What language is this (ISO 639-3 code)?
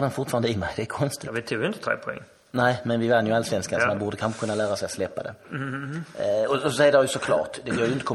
swe